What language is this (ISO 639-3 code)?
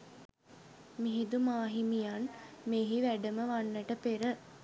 sin